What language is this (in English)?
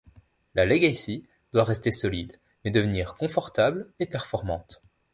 French